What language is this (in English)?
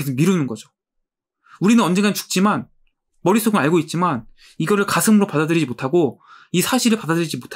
Korean